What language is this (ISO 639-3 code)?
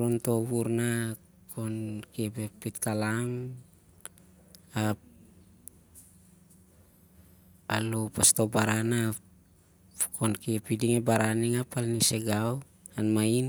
sjr